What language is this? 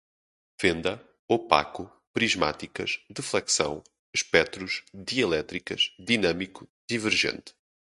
Portuguese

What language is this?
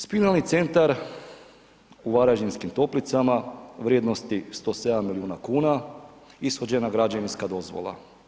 Croatian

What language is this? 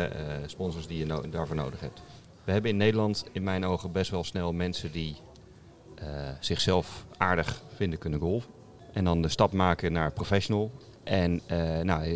Dutch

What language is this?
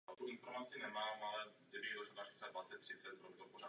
Czech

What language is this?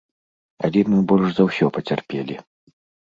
Belarusian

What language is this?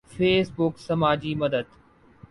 Urdu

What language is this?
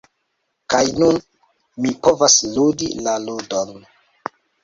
Esperanto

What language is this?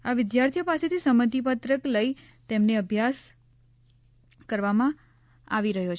Gujarati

